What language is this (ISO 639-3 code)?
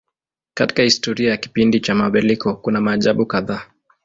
swa